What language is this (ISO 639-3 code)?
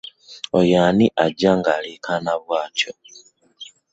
lug